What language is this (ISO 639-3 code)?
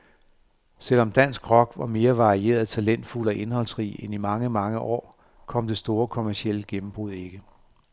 dan